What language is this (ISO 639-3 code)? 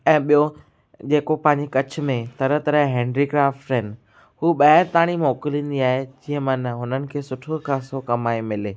snd